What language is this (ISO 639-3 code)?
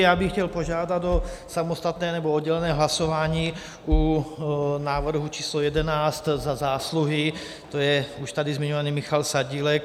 ces